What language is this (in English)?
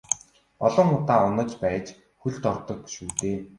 Mongolian